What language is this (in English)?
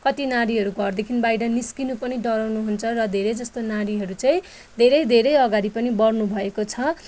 Nepali